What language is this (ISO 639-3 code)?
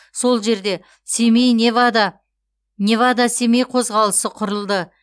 kaz